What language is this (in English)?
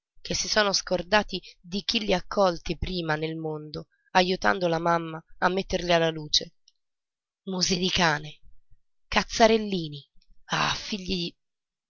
Italian